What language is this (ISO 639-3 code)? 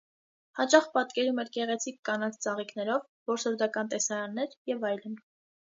hye